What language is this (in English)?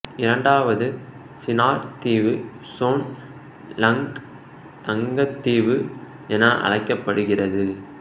Tamil